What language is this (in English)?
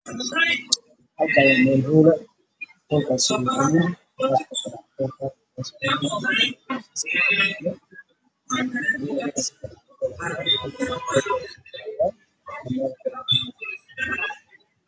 Somali